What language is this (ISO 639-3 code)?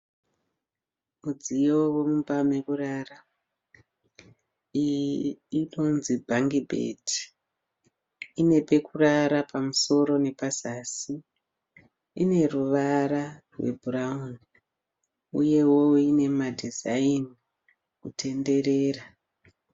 sna